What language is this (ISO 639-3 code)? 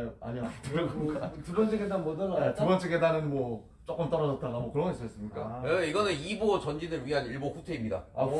kor